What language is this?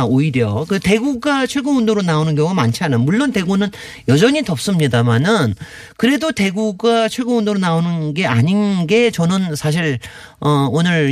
Korean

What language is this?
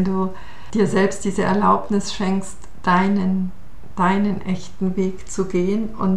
German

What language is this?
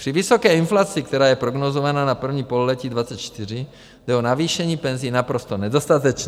Czech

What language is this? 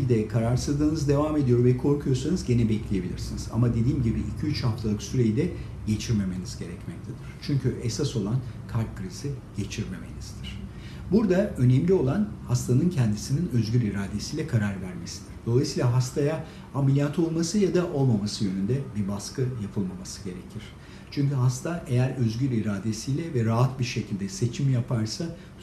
Turkish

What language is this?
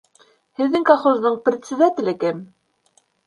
Bashkir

